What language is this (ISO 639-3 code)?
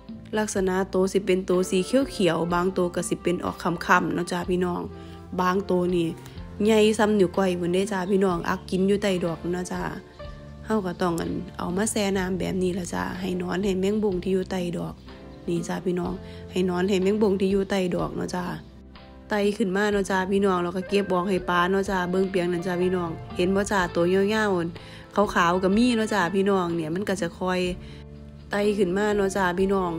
tha